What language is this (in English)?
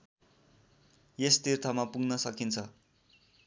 Nepali